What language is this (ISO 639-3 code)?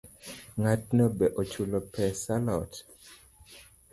luo